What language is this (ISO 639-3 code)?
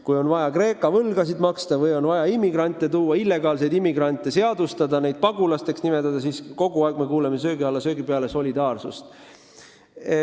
est